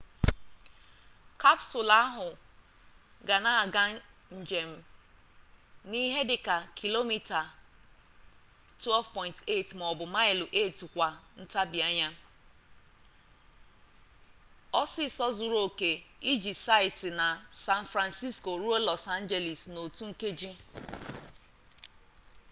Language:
Igbo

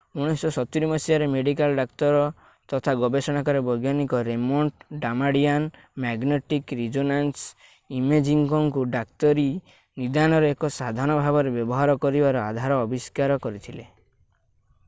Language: Odia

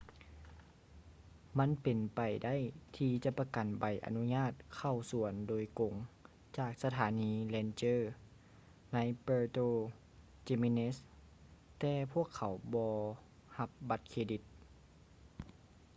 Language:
Lao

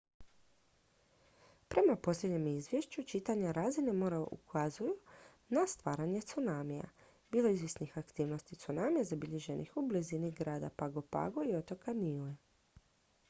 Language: Croatian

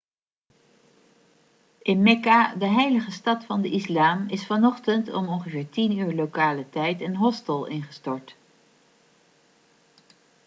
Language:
Dutch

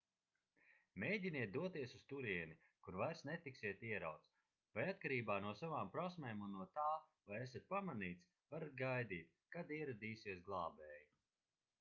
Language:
Latvian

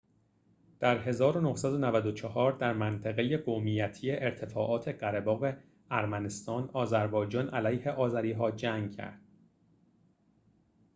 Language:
Persian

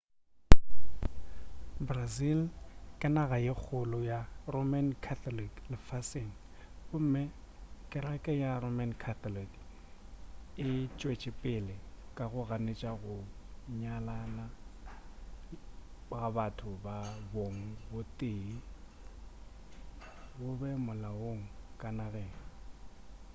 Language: Northern Sotho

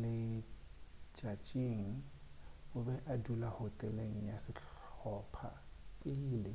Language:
Northern Sotho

